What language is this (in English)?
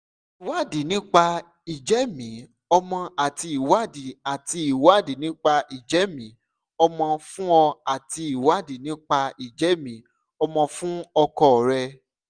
Yoruba